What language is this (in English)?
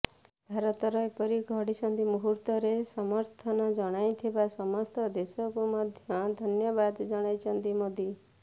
Odia